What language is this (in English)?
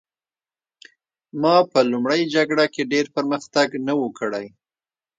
Pashto